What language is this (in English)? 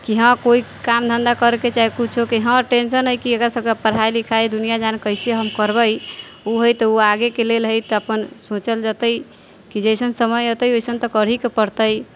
Maithili